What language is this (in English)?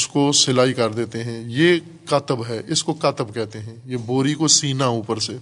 Urdu